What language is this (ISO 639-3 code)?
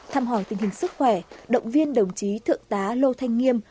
vie